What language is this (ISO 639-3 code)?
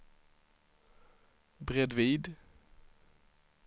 swe